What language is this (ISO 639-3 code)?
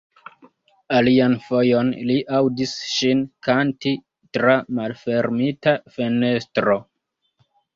epo